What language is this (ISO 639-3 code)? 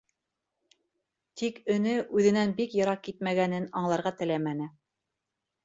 bak